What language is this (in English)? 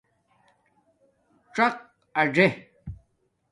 Domaaki